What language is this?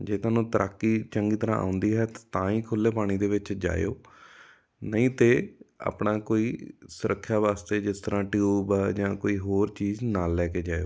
Punjabi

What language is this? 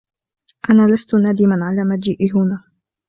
Arabic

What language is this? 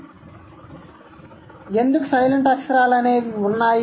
Telugu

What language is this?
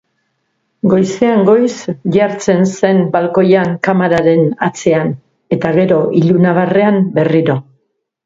Basque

